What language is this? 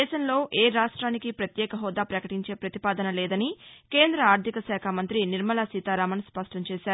Telugu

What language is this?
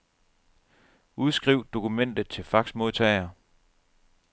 Danish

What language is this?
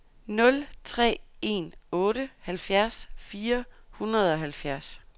Danish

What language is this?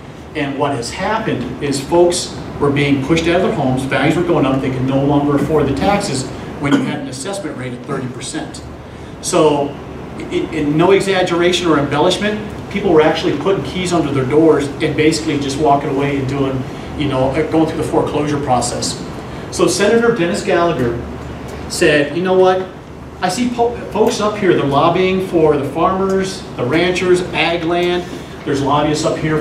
English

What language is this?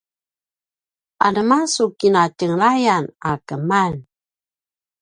Paiwan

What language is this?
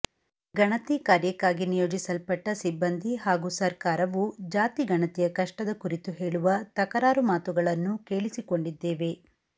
Kannada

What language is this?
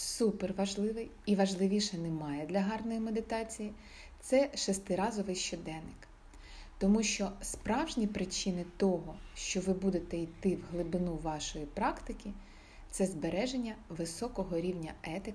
Ukrainian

